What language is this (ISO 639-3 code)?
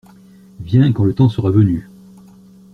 fra